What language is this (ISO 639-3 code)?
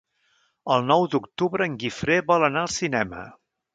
cat